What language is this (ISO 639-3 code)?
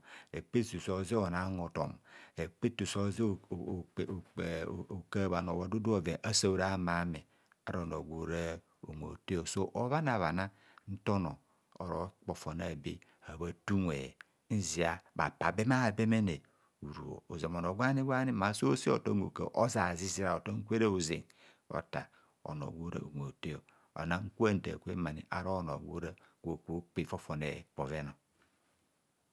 bcs